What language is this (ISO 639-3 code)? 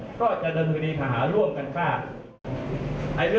tha